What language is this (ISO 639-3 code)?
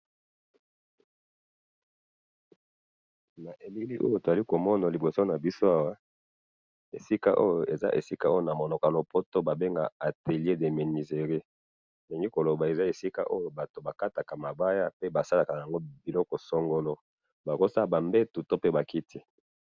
lin